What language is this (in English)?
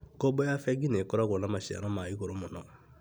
Kikuyu